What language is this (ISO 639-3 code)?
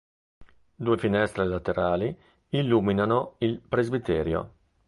ita